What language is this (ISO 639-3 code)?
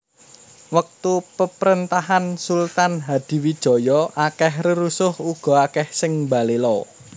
jav